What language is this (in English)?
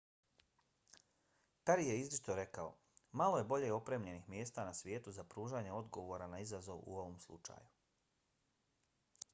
Bosnian